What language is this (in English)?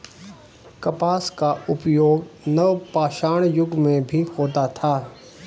Hindi